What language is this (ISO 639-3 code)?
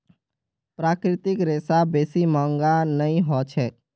mag